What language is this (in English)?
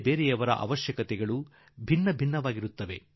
Kannada